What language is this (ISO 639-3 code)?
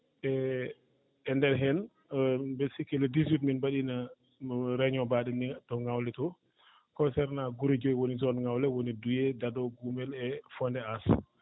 ful